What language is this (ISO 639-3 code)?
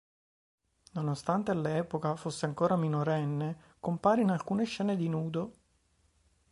ita